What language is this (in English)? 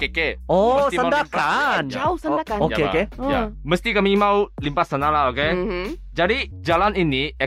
Malay